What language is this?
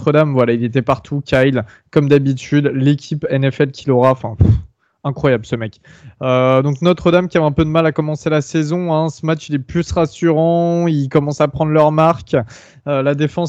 French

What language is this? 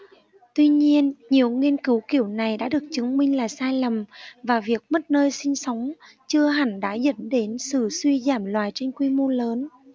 Vietnamese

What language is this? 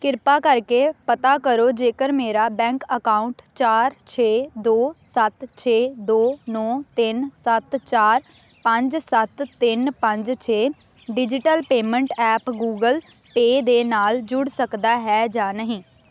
Punjabi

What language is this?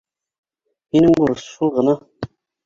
Bashkir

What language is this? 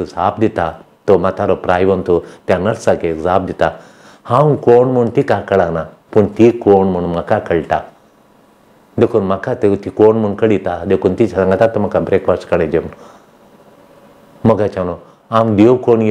Romanian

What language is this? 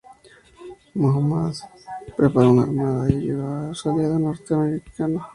Spanish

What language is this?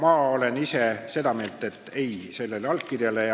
Estonian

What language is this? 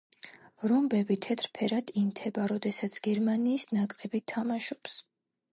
Georgian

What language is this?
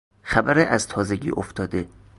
Persian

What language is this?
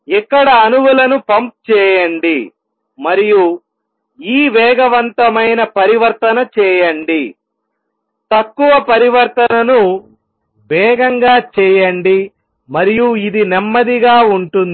Telugu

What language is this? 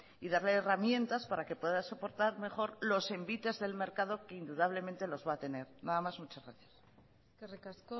Spanish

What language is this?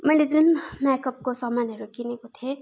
Nepali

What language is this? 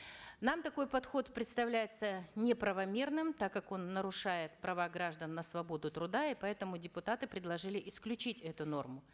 Kazakh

